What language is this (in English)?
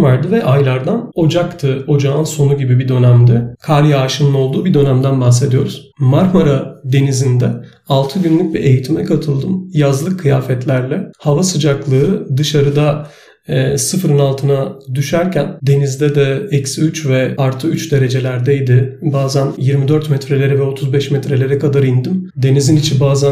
Turkish